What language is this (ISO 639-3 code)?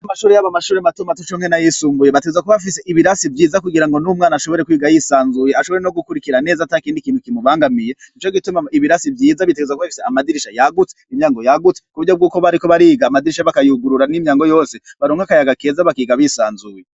run